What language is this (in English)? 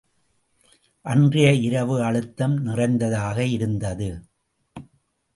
Tamil